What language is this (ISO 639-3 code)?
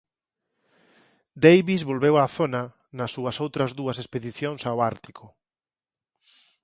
glg